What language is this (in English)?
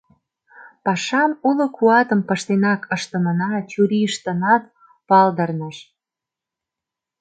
Mari